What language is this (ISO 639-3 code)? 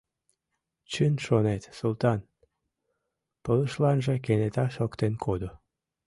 chm